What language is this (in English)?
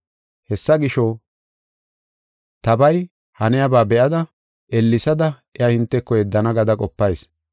Gofa